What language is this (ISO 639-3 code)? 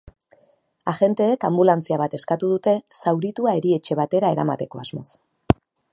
eus